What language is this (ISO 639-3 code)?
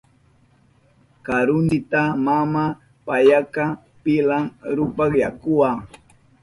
qup